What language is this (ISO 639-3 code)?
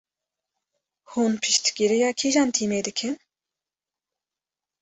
kur